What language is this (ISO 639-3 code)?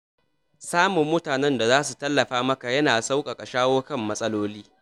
hau